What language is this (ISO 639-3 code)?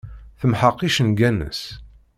kab